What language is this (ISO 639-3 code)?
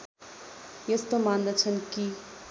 nep